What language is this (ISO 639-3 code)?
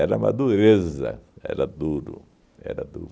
por